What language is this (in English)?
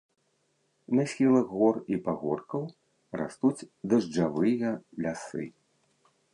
Belarusian